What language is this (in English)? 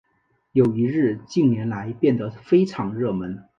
Chinese